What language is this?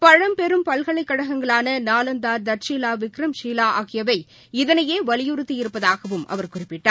Tamil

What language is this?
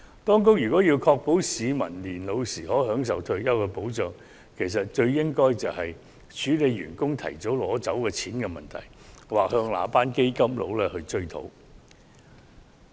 Cantonese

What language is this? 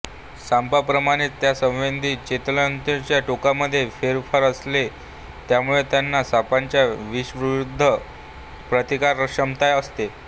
Marathi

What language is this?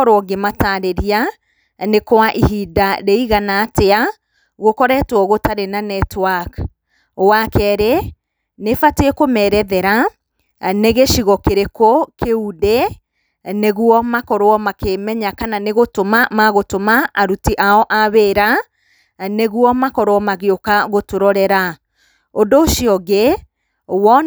Kikuyu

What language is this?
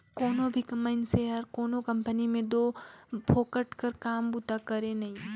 Chhattisgarhi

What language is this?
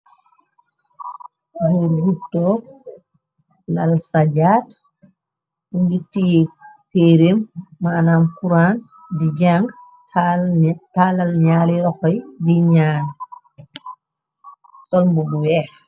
Wolof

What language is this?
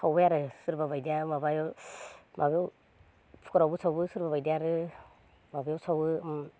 Bodo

